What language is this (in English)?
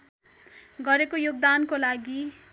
Nepali